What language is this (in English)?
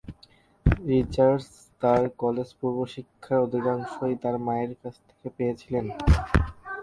Bangla